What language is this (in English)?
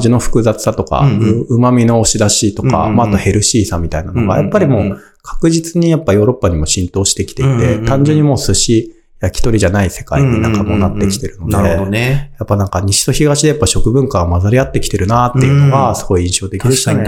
Japanese